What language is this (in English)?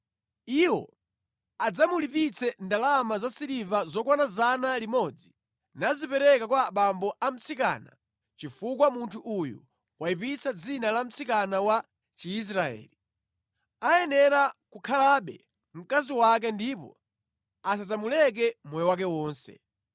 Nyanja